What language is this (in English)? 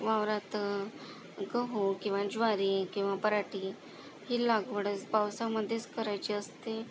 Marathi